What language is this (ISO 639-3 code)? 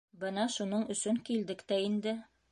bak